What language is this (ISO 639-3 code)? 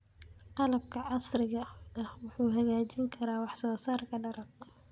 som